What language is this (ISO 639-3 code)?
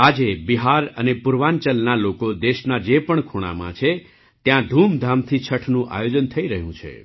guj